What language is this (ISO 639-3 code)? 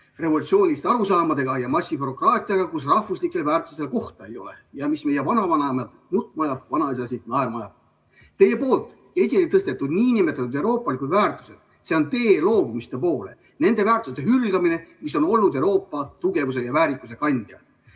est